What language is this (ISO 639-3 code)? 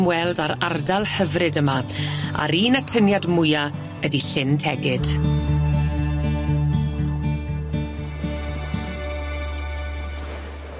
cym